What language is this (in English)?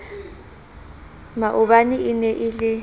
Southern Sotho